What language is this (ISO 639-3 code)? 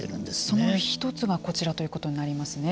jpn